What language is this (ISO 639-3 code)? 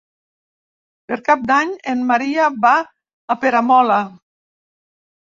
cat